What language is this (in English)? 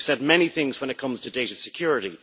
English